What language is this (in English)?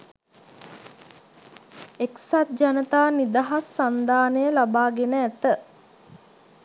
Sinhala